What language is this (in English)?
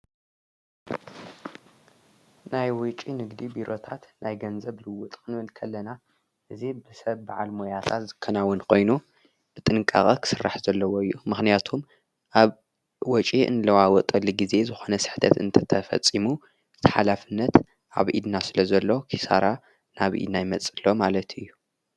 Tigrinya